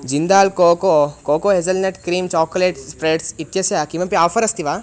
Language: Sanskrit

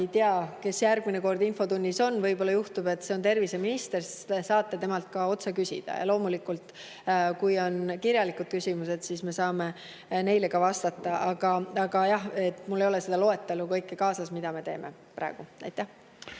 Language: Estonian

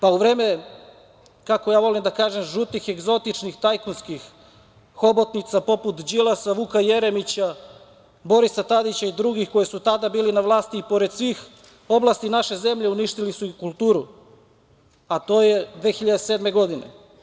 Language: Serbian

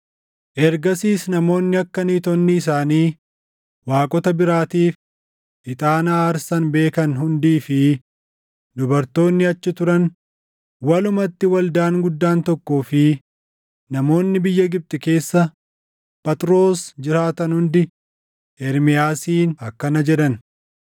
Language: Oromo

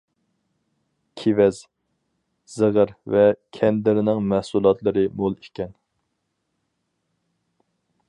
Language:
Uyghur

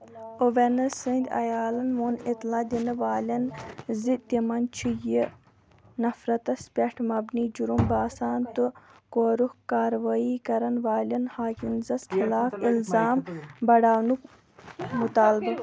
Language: Kashmiri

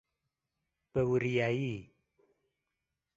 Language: Central Kurdish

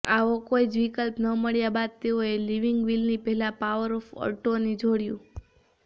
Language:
Gujarati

